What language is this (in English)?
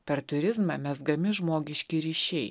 Lithuanian